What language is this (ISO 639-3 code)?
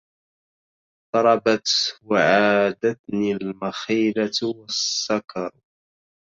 ara